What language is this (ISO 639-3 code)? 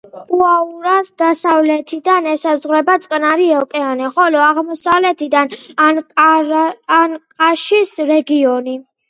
kat